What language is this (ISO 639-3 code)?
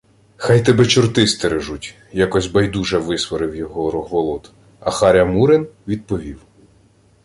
ukr